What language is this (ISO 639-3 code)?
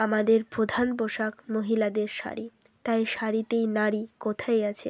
ben